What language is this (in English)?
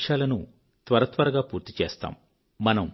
Telugu